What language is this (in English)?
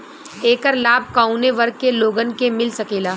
Bhojpuri